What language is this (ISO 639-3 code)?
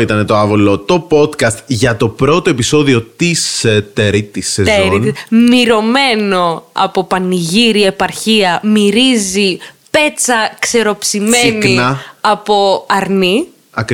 ell